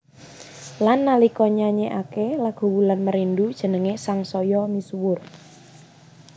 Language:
Javanese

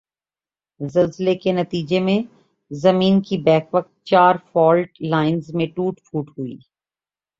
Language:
Urdu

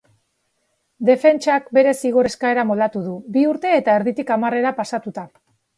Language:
Basque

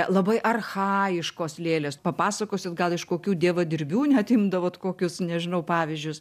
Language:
Lithuanian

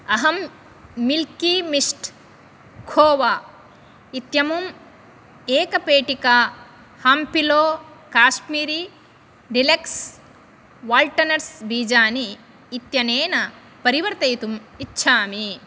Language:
Sanskrit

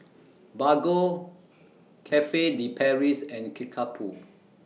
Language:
English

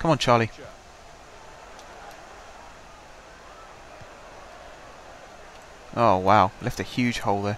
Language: English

